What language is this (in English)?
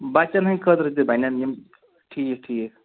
Kashmiri